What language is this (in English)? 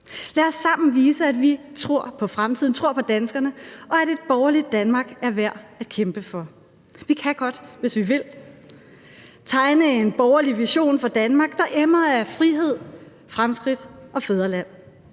Danish